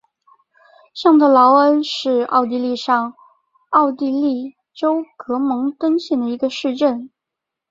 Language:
Chinese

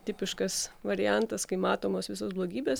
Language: Lithuanian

